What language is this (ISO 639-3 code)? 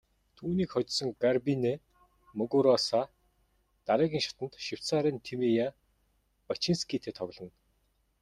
mon